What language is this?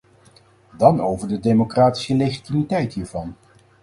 Dutch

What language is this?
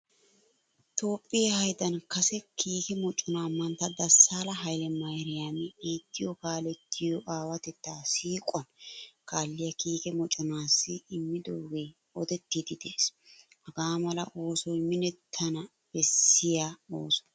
Wolaytta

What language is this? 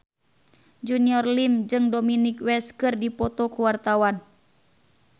Sundanese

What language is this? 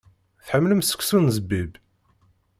Kabyle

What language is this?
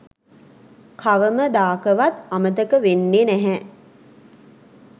Sinhala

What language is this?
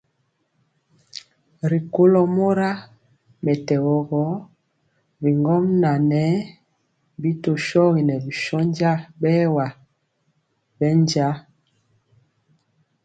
Mpiemo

